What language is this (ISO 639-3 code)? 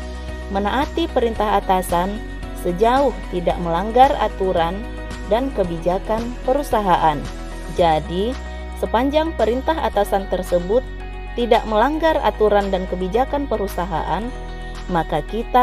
ind